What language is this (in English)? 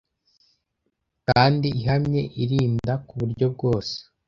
Kinyarwanda